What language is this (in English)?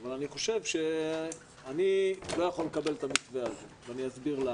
Hebrew